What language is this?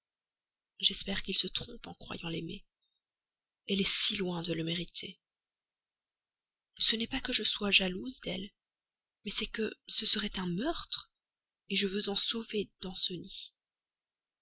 French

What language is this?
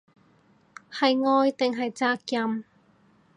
Cantonese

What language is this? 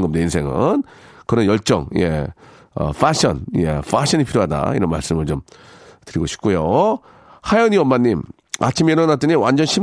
Korean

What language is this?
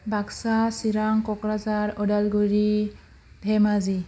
Bodo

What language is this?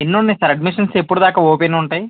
Telugu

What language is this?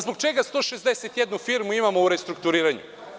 Serbian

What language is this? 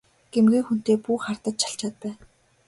Mongolian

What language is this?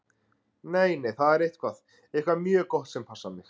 Icelandic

